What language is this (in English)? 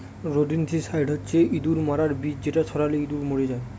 Bangla